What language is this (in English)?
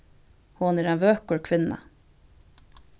Faroese